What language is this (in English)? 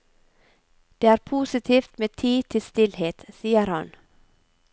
Norwegian